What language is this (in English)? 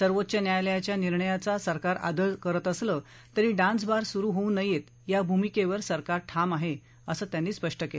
Marathi